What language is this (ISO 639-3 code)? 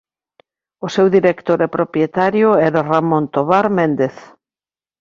glg